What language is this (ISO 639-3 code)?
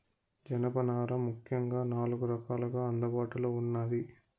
tel